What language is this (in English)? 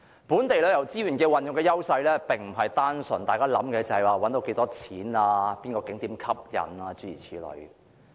Cantonese